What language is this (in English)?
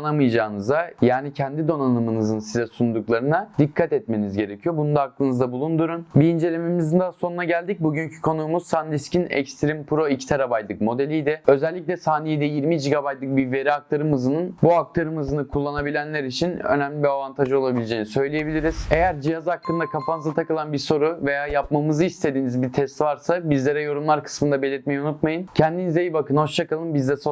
Turkish